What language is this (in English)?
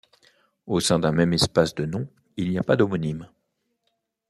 French